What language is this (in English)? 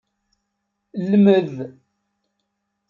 Kabyle